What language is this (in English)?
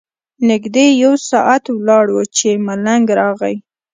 Pashto